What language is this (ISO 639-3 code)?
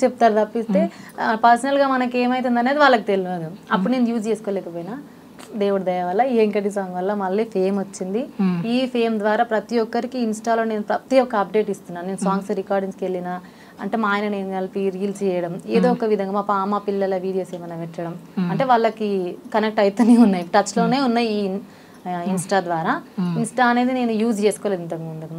tel